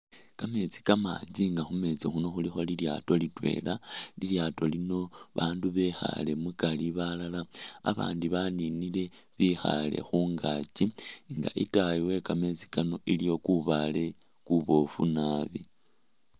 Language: Masaaba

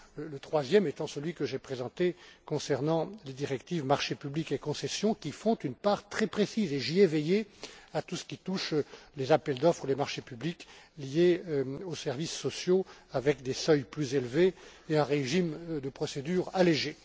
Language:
French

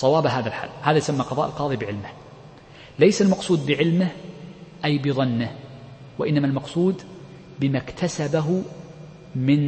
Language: Arabic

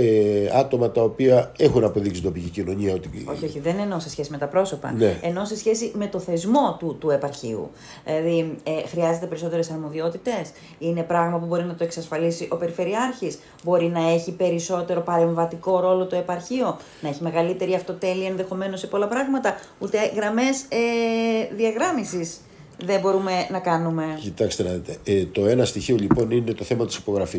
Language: Greek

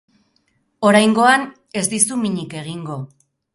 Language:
Basque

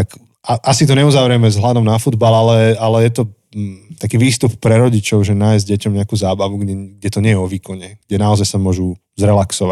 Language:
Slovak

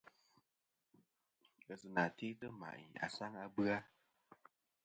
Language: Kom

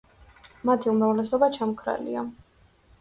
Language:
Georgian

